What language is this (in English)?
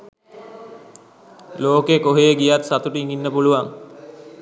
Sinhala